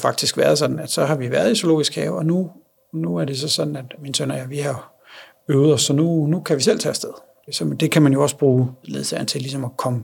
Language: Danish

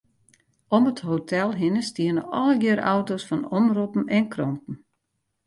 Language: Western Frisian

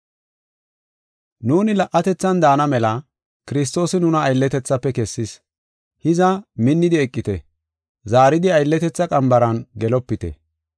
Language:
Gofa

